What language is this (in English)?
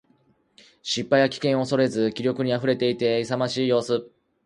Japanese